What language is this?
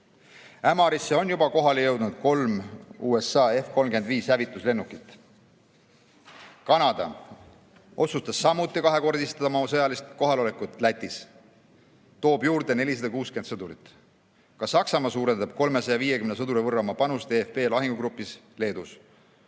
Estonian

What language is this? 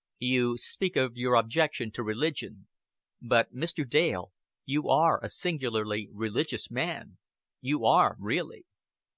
English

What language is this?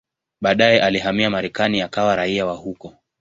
Swahili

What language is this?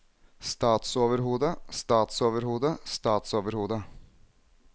Norwegian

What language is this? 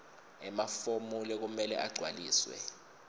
Swati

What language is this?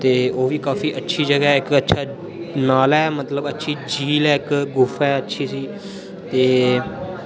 Dogri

